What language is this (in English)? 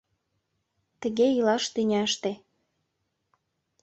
Mari